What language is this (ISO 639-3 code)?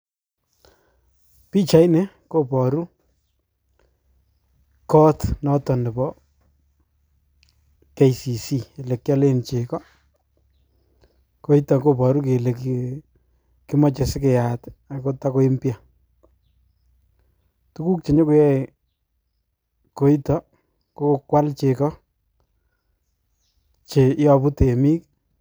kln